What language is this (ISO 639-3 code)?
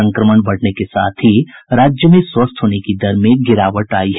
hin